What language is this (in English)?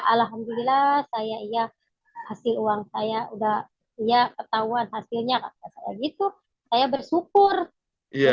Indonesian